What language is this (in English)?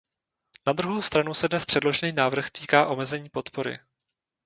Czech